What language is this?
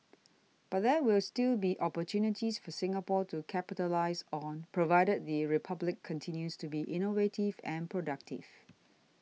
English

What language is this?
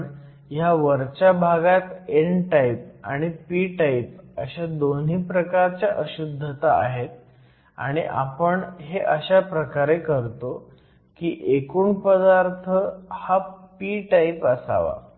Marathi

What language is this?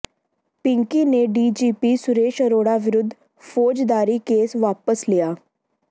Punjabi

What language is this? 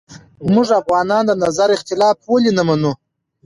Pashto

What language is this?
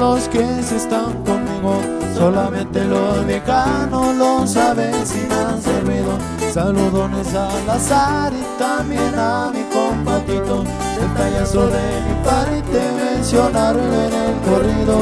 Spanish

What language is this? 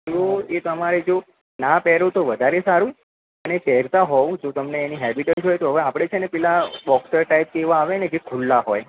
Gujarati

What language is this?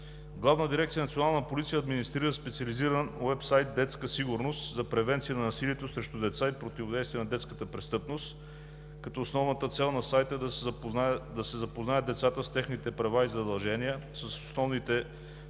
Bulgarian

